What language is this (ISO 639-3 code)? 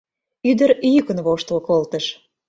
chm